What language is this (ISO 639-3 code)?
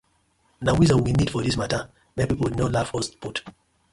pcm